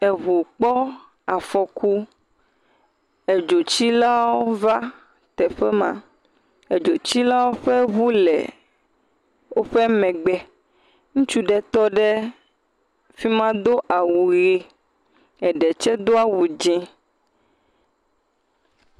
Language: Ewe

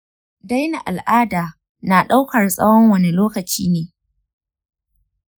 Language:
Hausa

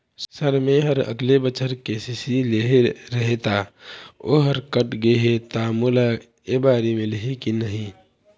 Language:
Chhattisgarhi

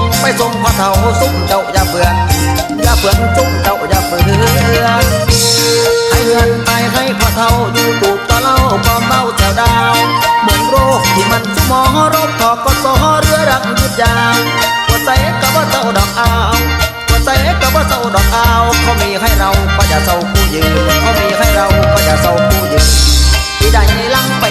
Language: Thai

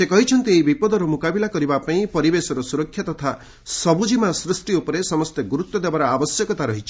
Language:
Odia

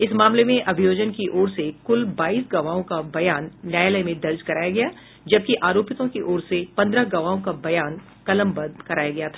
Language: Hindi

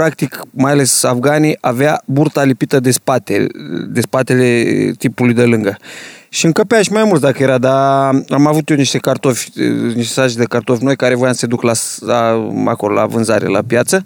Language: Romanian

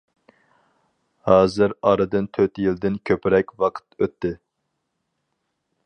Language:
Uyghur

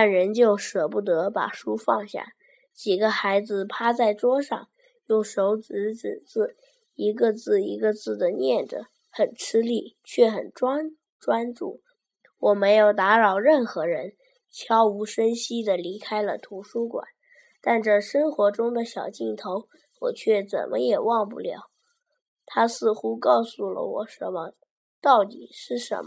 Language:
Chinese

